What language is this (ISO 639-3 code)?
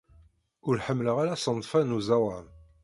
kab